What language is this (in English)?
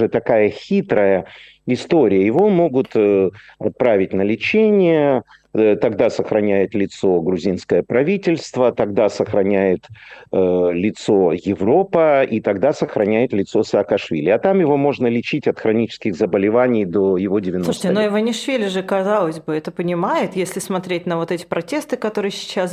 Russian